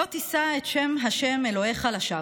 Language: Hebrew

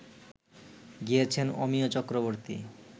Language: Bangla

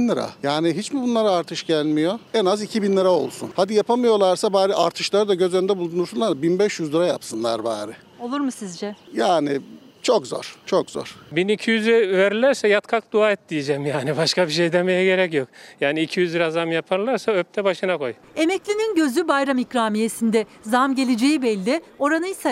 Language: Turkish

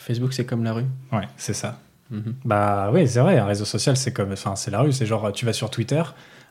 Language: French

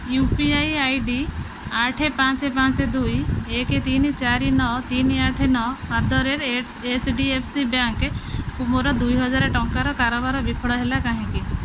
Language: Odia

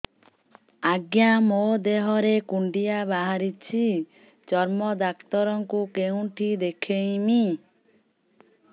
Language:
Odia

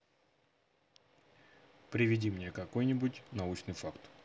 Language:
Russian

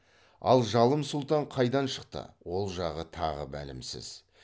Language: Kazakh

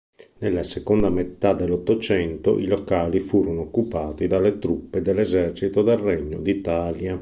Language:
Italian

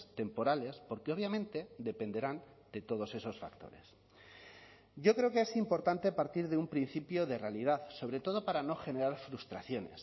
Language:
Spanish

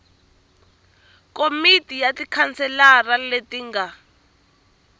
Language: Tsonga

